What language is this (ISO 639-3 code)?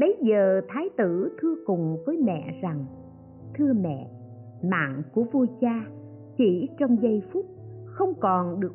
vie